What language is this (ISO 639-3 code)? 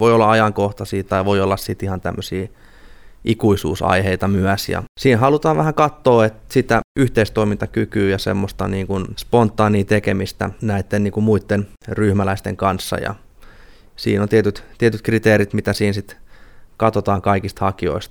fin